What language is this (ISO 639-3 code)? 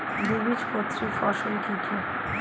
ben